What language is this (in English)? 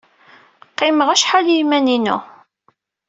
Kabyle